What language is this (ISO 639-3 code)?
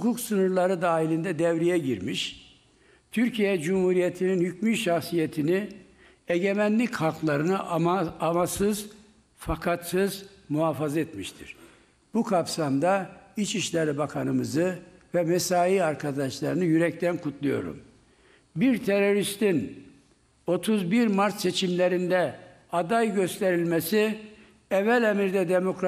tur